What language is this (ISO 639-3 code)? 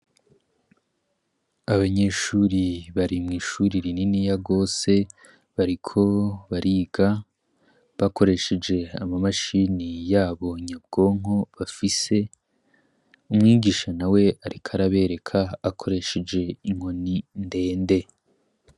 run